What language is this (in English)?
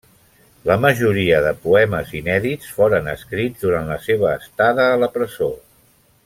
Catalan